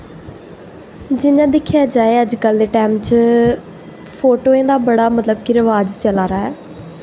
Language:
Dogri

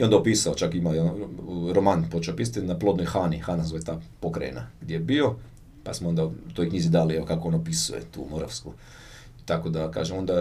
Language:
Croatian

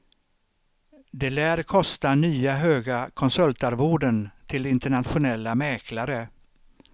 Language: Swedish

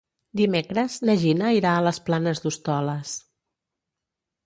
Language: Catalan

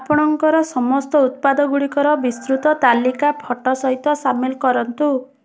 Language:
Odia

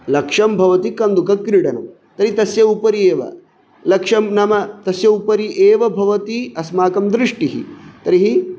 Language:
Sanskrit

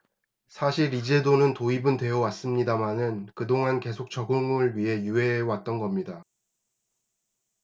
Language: Korean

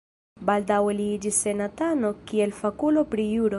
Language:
Esperanto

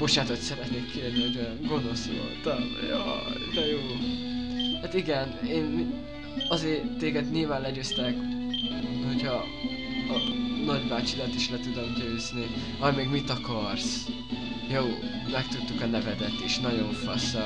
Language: Hungarian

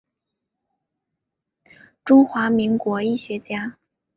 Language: Chinese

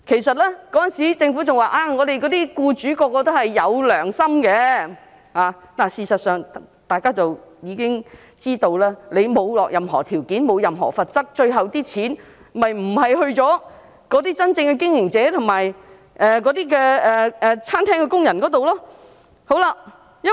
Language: Cantonese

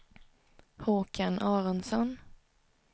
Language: Swedish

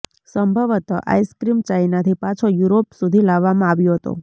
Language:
Gujarati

